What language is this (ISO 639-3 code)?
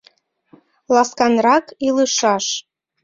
chm